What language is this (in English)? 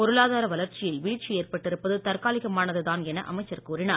Tamil